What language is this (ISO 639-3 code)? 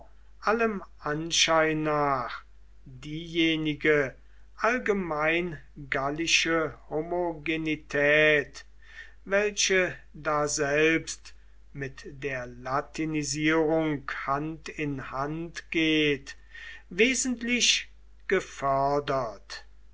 deu